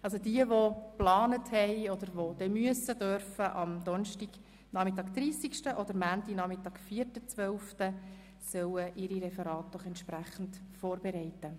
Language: Swiss German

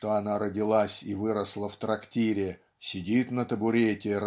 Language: Russian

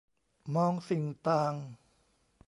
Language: Thai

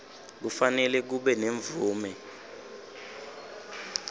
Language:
Swati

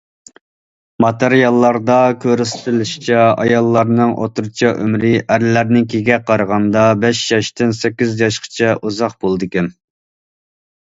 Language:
Uyghur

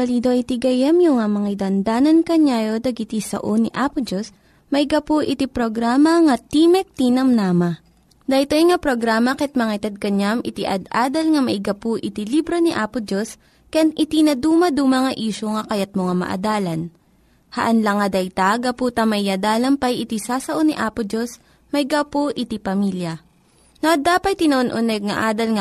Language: Filipino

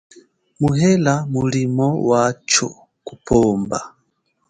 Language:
Chokwe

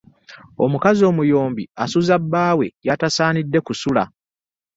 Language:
Ganda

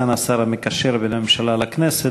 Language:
Hebrew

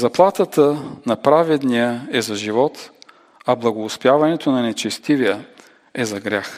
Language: Bulgarian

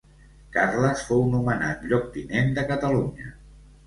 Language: Catalan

